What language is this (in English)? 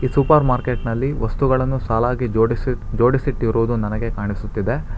Kannada